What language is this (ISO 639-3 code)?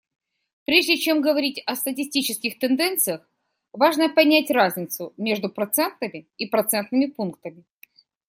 rus